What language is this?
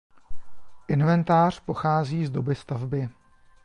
Czech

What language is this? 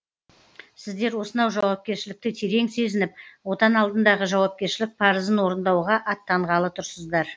Kazakh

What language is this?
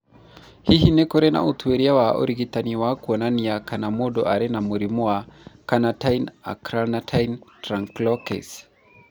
Kikuyu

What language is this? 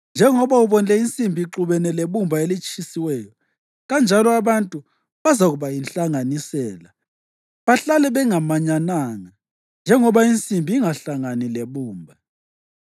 North Ndebele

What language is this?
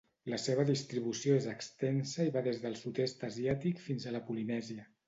Catalan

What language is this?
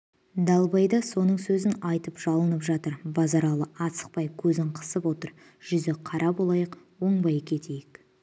Kazakh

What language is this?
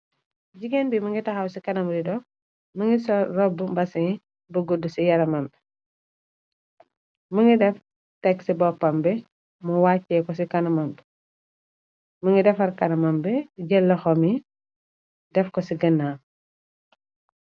Wolof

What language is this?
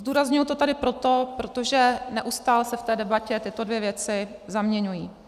Czech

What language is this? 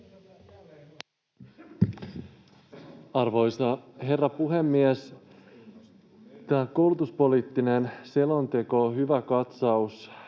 Finnish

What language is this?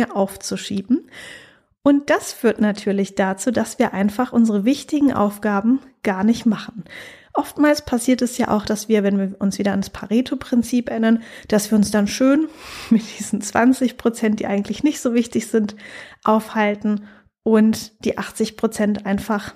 German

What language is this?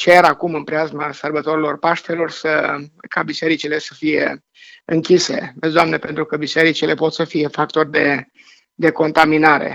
Romanian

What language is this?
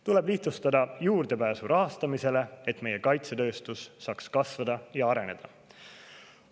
Estonian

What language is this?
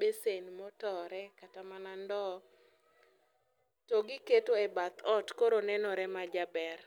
Luo (Kenya and Tanzania)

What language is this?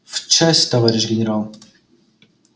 Russian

